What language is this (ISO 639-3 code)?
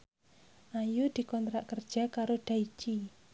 jav